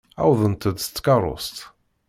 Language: Kabyle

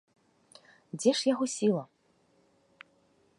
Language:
Belarusian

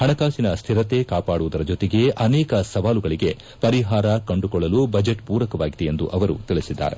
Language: Kannada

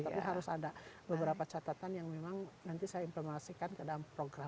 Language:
Indonesian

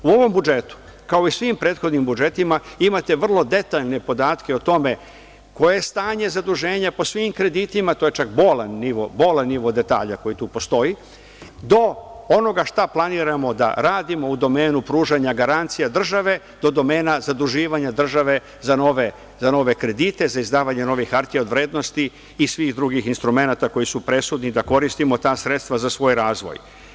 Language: Serbian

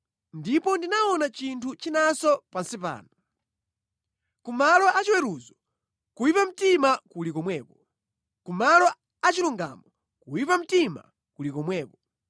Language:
Nyanja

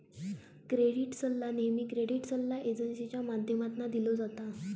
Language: Marathi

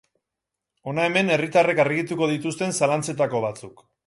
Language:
Basque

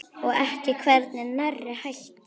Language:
Icelandic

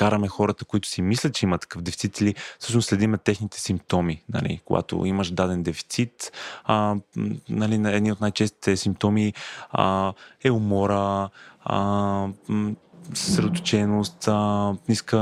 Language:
Bulgarian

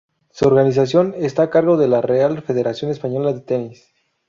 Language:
Spanish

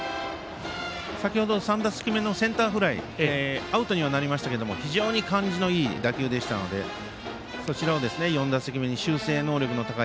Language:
Japanese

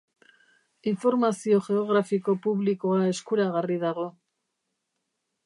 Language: Basque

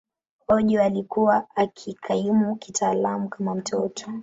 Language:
Swahili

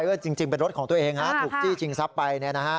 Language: Thai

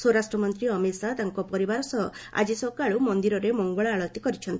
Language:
Odia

